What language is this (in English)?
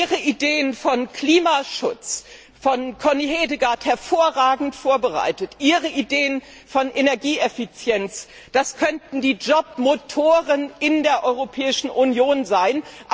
German